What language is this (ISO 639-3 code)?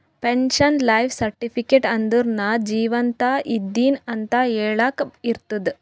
kan